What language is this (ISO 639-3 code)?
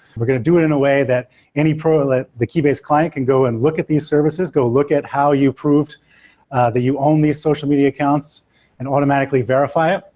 eng